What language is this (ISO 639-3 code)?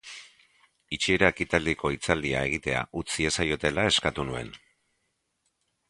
eus